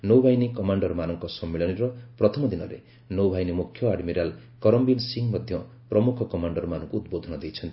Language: Odia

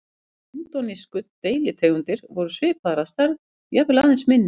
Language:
Icelandic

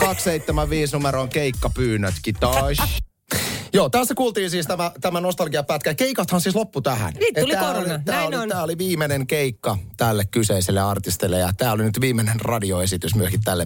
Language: Finnish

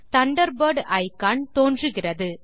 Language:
Tamil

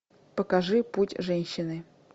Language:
Russian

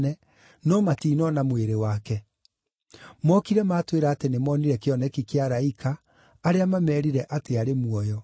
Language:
Kikuyu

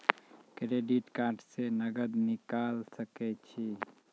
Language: Maithili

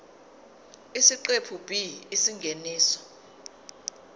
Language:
Zulu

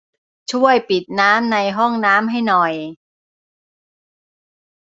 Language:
Thai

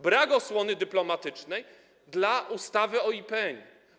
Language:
Polish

